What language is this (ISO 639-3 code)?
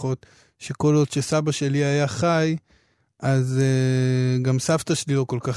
heb